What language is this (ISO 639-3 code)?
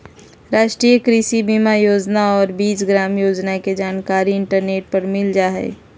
mag